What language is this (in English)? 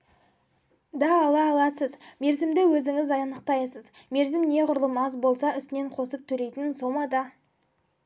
Kazakh